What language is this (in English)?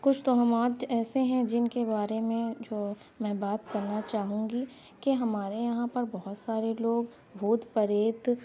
Urdu